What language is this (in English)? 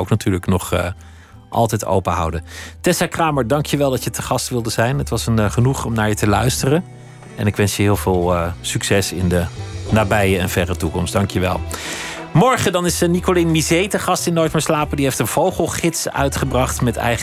Dutch